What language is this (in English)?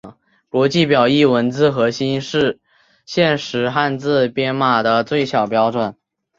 Chinese